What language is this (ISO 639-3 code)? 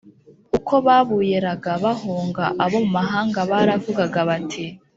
kin